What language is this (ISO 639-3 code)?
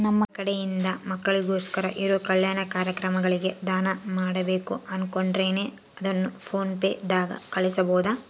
kan